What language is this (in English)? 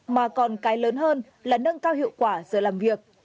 Vietnamese